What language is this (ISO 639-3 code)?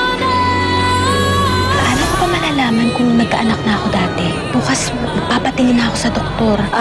fil